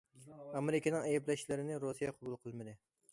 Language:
Uyghur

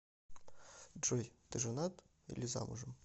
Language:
Russian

